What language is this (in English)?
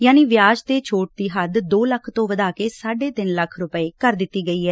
Punjabi